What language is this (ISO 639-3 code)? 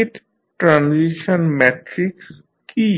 ben